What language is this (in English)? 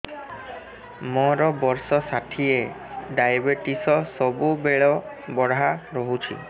Odia